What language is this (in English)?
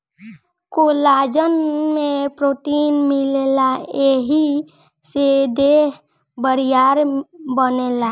Bhojpuri